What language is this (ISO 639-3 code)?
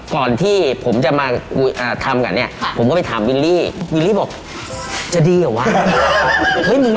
tha